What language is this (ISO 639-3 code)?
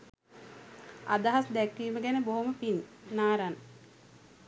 sin